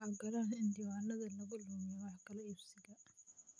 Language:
Somali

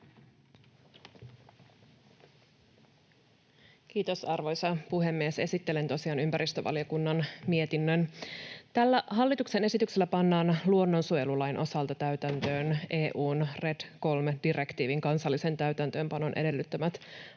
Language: Finnish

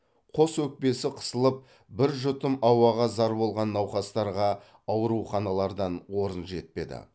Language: Kazakh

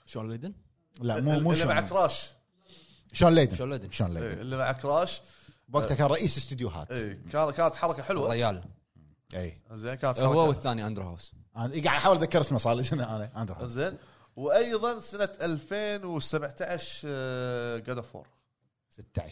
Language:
Arabic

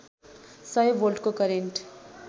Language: Nepali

